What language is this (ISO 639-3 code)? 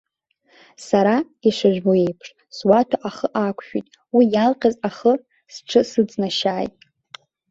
abk